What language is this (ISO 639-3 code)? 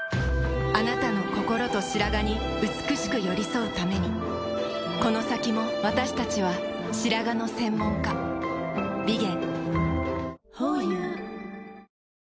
jpn